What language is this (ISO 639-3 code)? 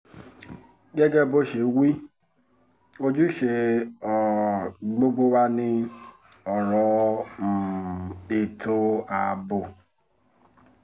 yor